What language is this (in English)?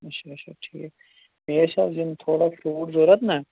Kashmiri